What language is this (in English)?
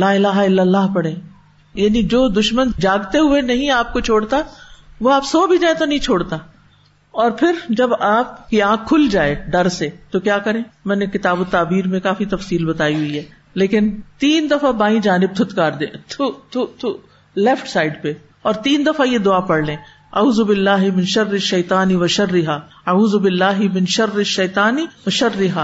Urdu